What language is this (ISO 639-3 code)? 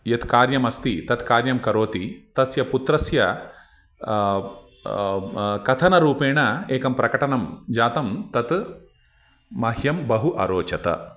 san